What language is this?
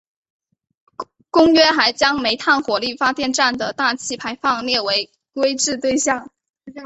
Chinese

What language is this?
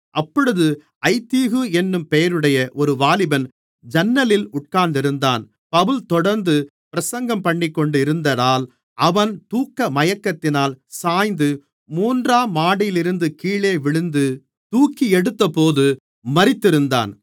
Tamil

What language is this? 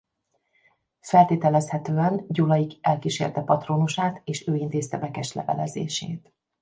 Hungarian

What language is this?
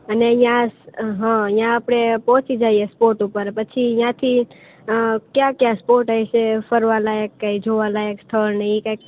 Gujarati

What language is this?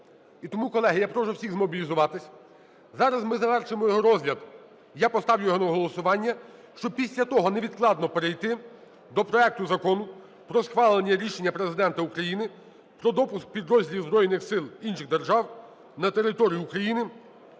Ukrainian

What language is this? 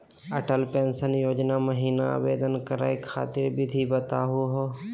Magahi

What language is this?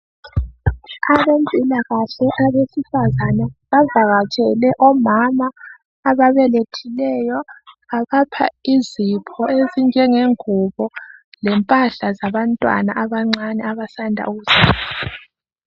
North Ndebele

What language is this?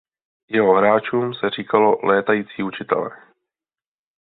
Czech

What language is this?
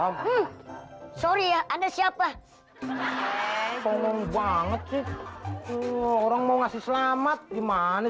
Indonesian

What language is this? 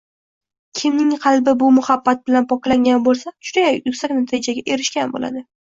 Uzbek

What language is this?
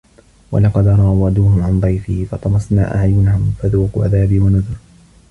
Arabic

